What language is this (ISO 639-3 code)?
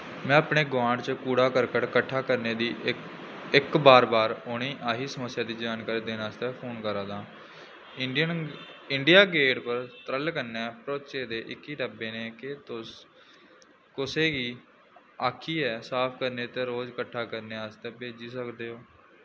doi